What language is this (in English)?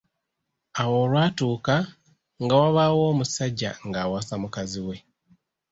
Ganda